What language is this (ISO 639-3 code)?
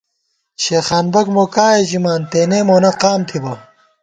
gwt